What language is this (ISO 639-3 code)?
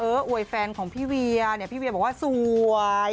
tha